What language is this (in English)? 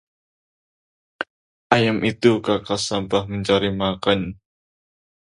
Indonesian